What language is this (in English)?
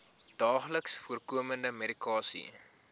Afrikaans